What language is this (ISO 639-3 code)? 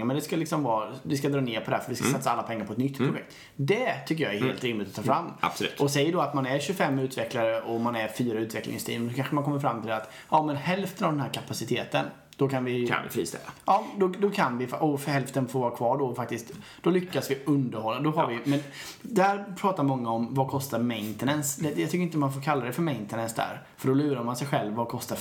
swe